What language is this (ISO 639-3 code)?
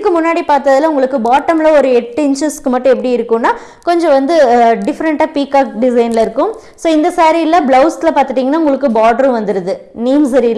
tam